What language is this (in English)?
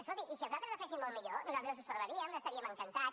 Catalan